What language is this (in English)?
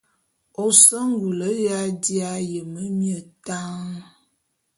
Bulu